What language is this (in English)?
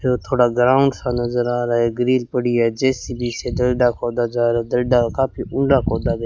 Hindi